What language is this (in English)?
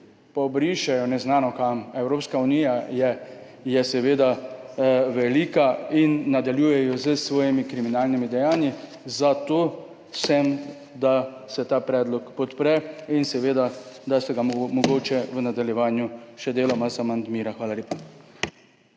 Slovenian